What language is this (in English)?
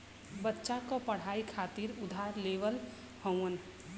Bhojpuri